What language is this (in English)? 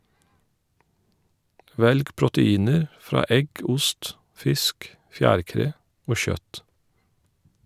Norwegian